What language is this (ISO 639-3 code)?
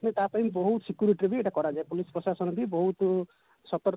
ori